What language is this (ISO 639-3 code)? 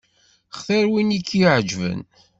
kab